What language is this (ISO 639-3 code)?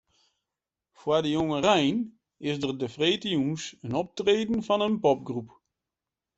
fry